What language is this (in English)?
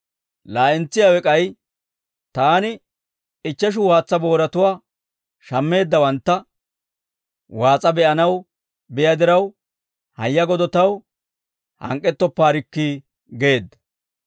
Dawro